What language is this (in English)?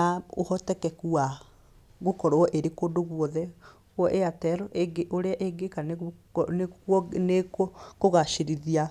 Kikuyu